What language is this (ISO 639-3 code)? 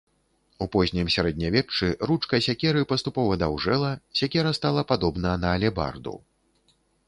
bel